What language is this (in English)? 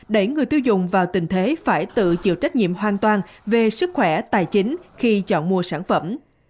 Vietnamese